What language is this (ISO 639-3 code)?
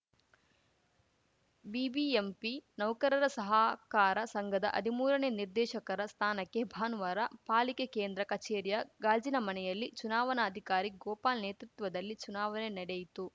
kan